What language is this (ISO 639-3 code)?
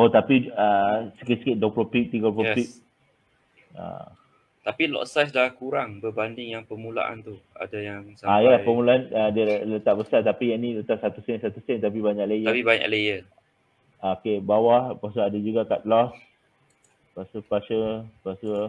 msa